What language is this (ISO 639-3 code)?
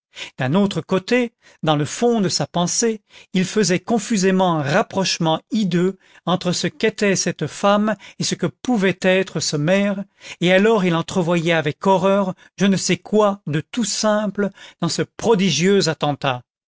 fra